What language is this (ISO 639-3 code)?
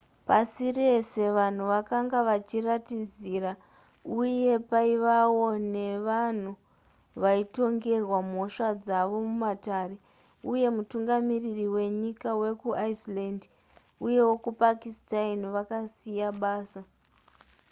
sna